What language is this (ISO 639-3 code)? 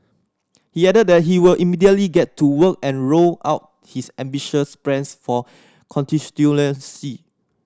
eng